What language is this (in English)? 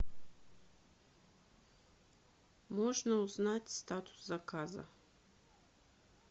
Russian